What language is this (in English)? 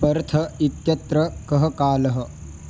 Sanskrit